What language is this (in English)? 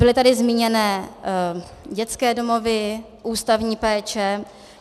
Czech